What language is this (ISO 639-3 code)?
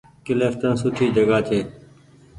gig